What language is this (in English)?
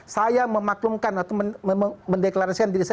Indonesian